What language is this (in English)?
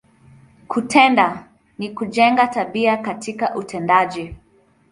Swahili